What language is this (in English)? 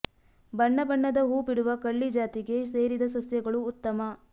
Kannada